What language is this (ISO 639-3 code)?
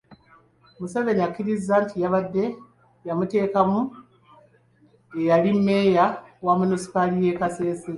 lug